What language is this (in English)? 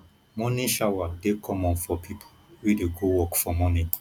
Nigerian Pidgin